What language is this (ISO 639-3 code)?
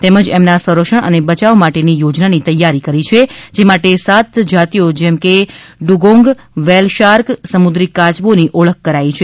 guj